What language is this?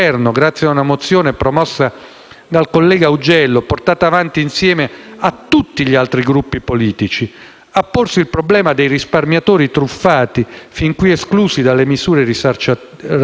Italian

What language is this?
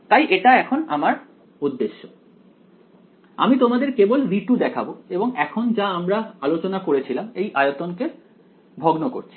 Bangla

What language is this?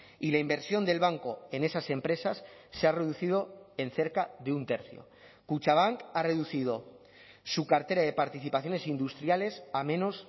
Spanish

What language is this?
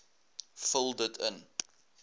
Afrikaans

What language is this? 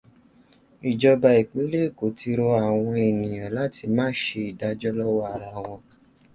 Yoruba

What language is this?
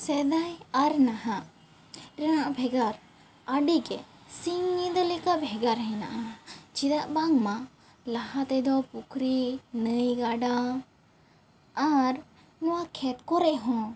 Santali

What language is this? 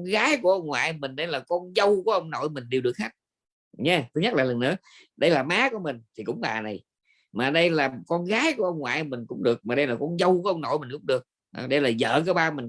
Vietnamese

